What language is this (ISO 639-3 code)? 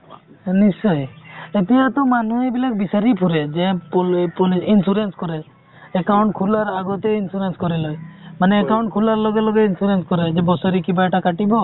asm